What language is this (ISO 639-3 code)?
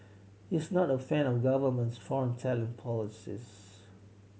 eng